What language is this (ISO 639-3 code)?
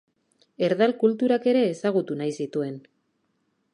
eus